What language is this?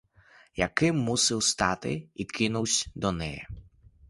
Ukrainian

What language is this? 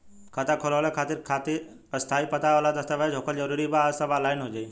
Bhojpuri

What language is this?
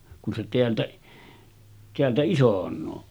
Finnish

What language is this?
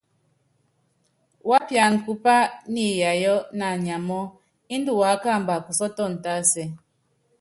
Yangben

